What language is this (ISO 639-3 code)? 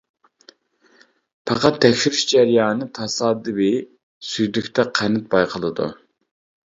uig